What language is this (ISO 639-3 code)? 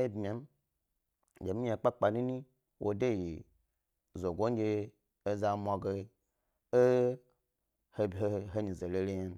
gby